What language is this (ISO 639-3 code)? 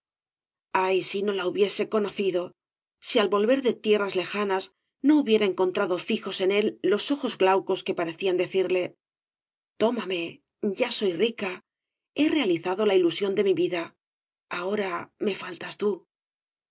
spa